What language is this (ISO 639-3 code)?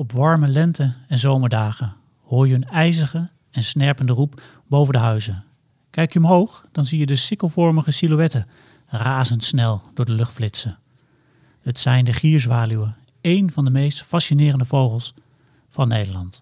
nld